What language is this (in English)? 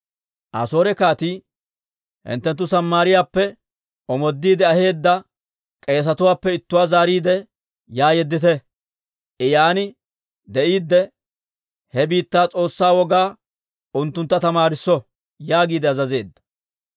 Dawro